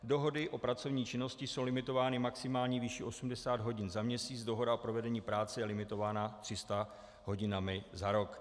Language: Czech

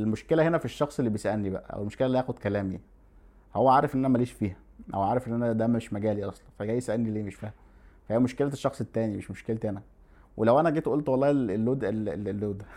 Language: Arabic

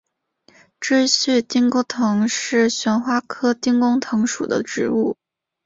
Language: Chinese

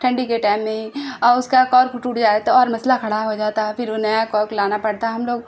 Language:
Urdu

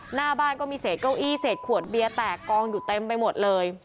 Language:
Thai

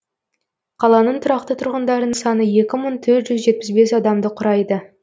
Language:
Kazakh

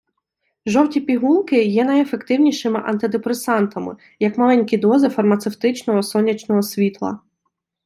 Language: Ukrainian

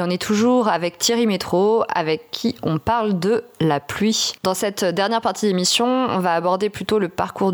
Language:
French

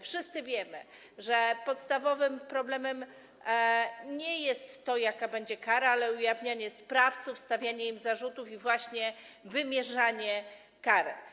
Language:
Polish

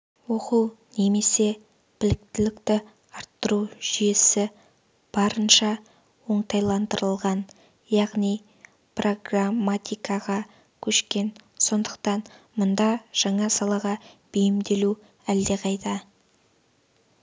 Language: Kazakh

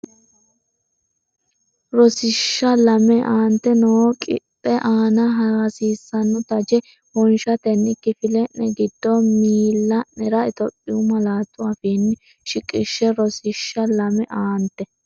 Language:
Sidamo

